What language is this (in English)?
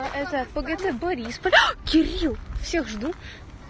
Russian